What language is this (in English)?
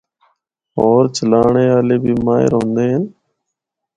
Northern Hindko